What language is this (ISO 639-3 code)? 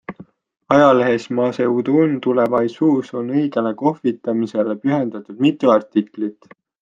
est